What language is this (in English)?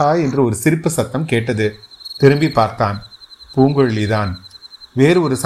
Tamil